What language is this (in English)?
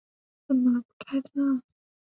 Chinese